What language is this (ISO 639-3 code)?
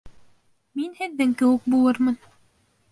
bak